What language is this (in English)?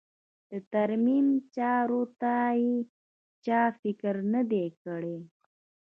Pashto